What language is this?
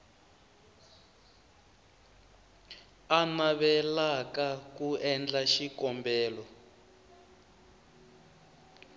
Tsonga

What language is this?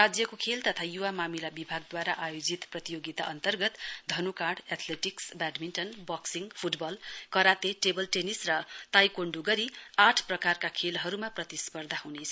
Nepali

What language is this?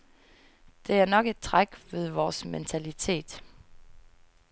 Danish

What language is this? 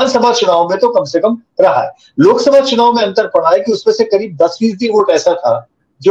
Hindi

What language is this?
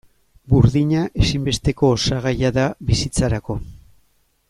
Basque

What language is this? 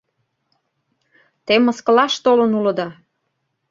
Mari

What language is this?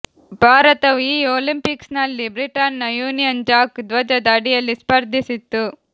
Kannada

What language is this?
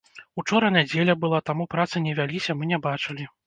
Belarusian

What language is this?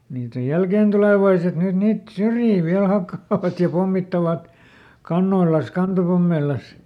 Finnish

